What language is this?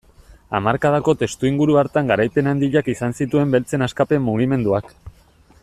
Basque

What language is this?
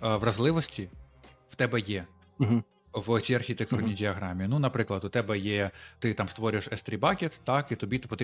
Ukrainian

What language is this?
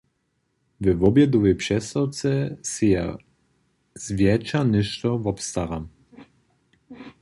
Upper Sorbian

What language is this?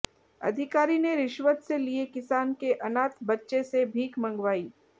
Hindi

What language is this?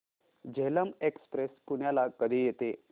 Marathi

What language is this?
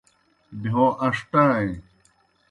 Kohistani Shina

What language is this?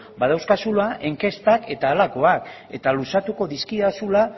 Basque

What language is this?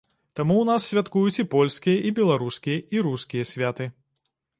Belarusian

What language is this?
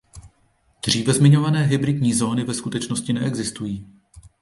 Czech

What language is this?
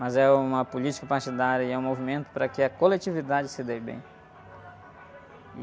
Portuguese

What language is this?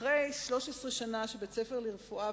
Hebrew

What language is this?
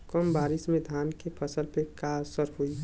Bhojpuri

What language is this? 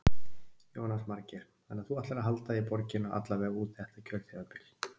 Icelandic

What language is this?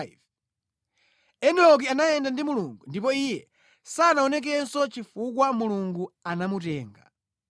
Nyanja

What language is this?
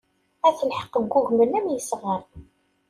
Kabyle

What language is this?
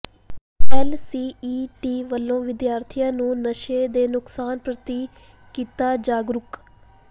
Punjabi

